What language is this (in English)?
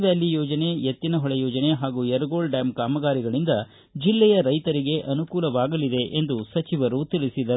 Kannada